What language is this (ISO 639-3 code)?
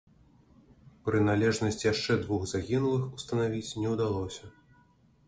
bel